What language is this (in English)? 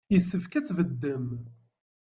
Kabyle